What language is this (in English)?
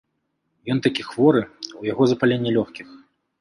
Belarusian